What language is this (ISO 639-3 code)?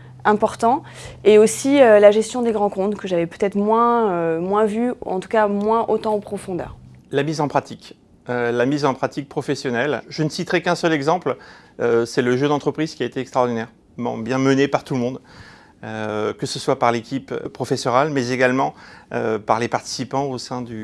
fra